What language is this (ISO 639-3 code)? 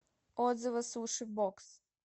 rus